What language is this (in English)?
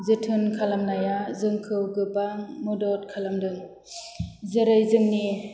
Bodo